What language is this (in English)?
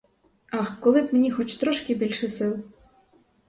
Ukrainian